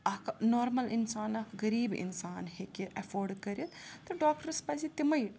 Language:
Kashmiri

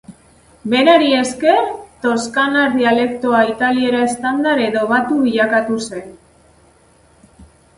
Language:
Basque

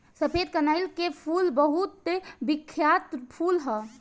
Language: Bhojpuri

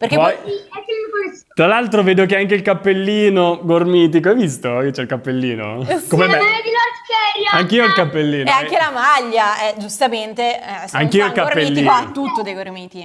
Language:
Italian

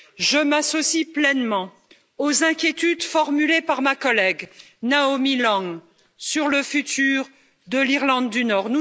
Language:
French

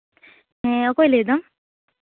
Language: Santali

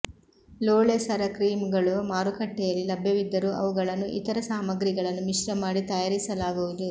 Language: Kannada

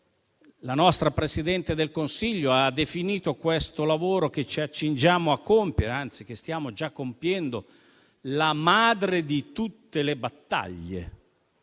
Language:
Italian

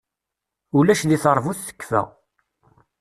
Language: Kabyle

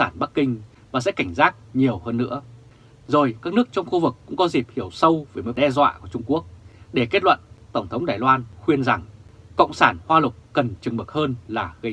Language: Vietnamese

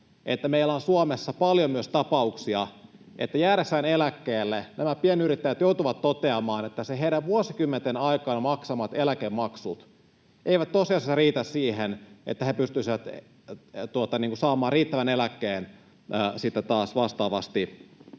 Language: Finnish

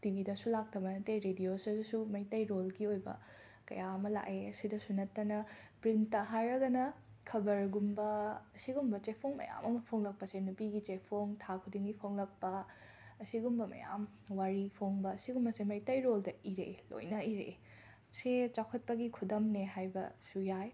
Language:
Manipuri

